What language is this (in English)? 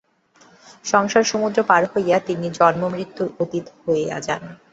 Bangla